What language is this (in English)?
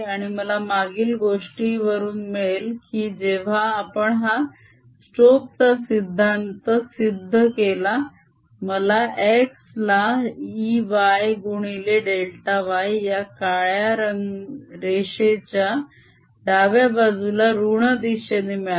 Marathi